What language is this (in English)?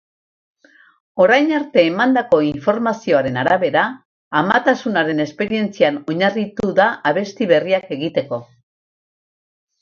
Basque